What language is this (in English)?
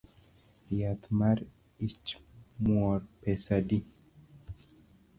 Luo (Kenya and Tanzania)